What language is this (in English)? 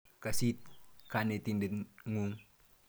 Kalenjin